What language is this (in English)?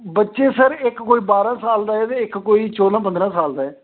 Dogri